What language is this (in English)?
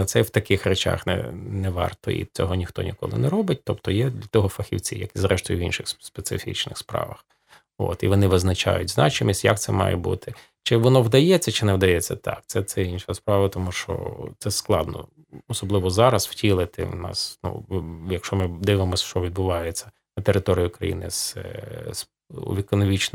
Ukrainian